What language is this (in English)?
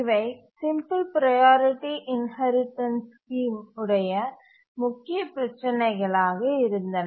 Tamil